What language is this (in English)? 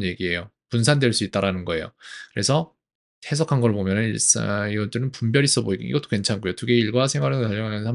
Korean